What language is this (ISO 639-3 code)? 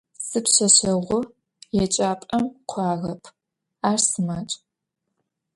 ady